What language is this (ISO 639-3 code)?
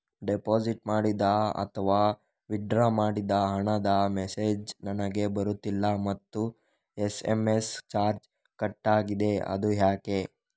kan